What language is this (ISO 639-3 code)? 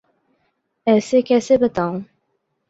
urd